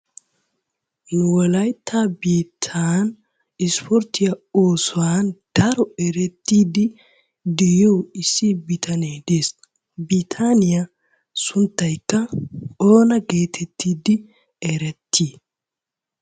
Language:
Wolaytta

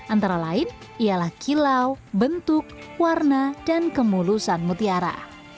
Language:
Indonesian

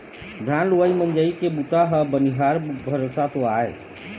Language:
Chhattisgarhi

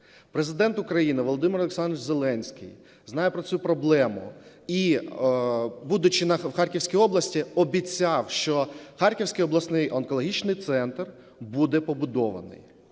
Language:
Ukrainian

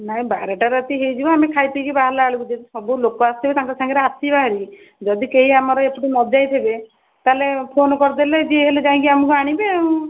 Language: Odia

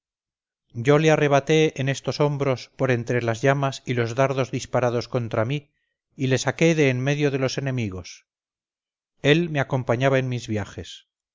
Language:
Spanish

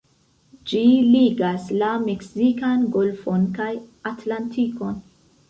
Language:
Esperanto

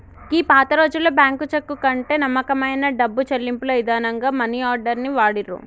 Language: Telugu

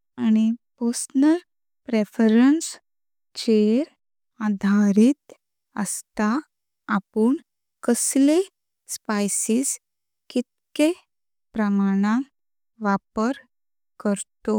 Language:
Konkani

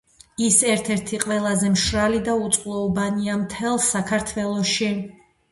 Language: Georgian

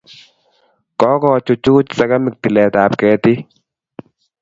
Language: Kalenjin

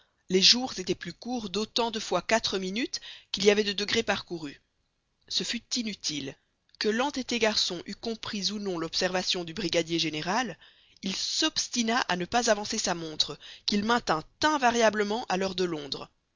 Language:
French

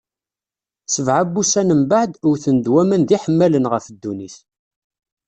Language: Kabyle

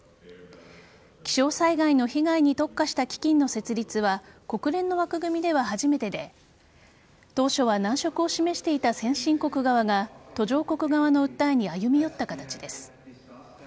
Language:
Japanese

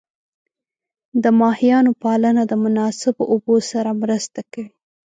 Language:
Pashto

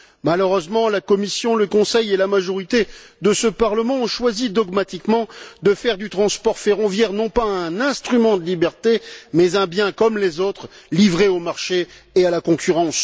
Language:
French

